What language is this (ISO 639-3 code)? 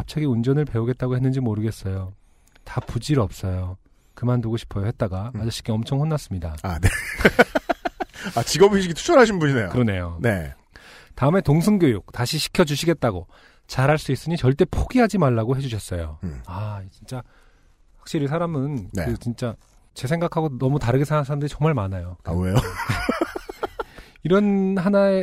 kor